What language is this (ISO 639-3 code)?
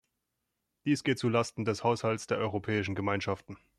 deu